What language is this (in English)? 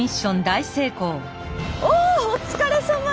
Japanese